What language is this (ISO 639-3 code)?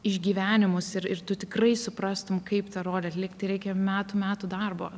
lit